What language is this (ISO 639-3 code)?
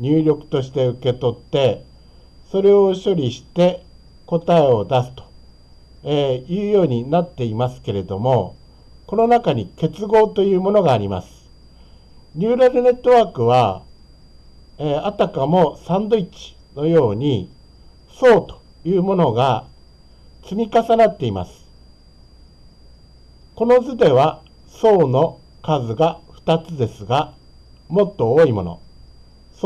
jpn